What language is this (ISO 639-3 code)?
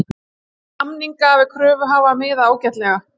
isl